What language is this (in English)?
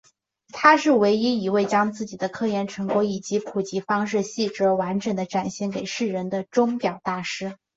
Chinese